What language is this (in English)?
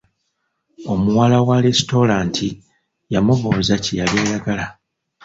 Ganda